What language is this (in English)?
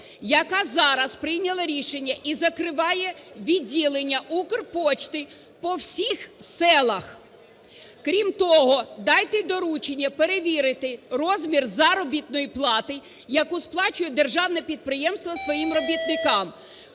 Ukrainian